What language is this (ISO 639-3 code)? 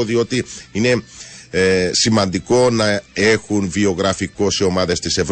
ell